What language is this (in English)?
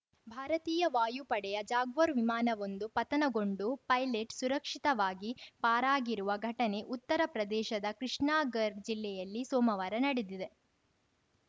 Kannada